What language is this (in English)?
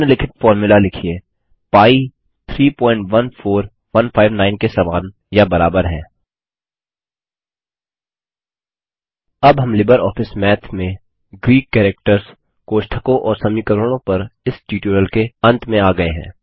Hindi